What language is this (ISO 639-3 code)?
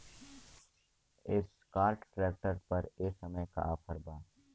bho